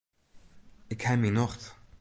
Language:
Western Frisian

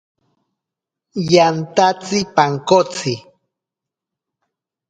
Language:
Ashéninka Perené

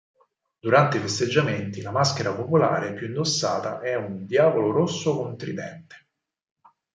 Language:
Italian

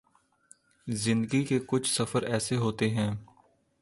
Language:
Urdu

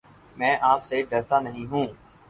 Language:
Urdu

